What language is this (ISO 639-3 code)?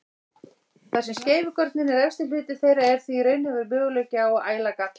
isl